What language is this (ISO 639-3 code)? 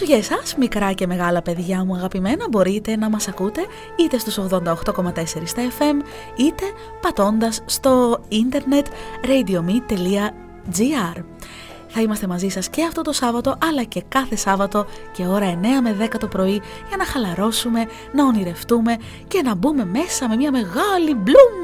ell